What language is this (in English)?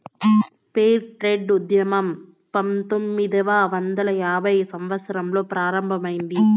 Telugu